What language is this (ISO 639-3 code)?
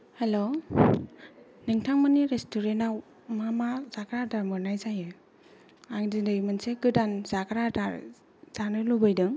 brx